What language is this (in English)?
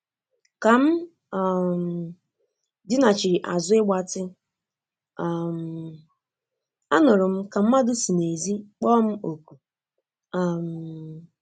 Igbo